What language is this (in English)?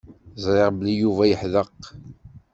Kabyle